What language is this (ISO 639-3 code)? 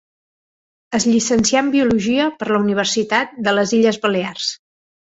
cat